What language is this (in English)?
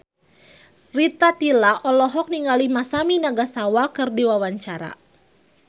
Sundanese